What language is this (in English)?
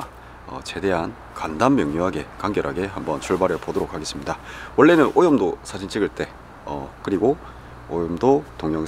Korean